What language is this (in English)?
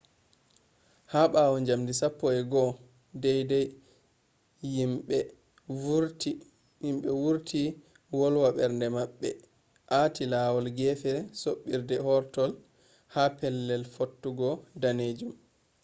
Fula